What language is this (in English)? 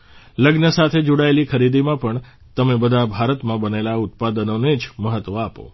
Gujarati